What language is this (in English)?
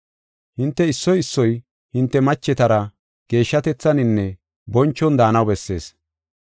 Gofa